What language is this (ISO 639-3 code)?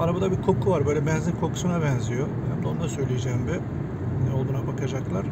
tur